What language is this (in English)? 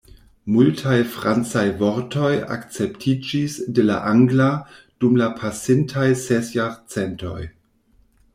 Esperanto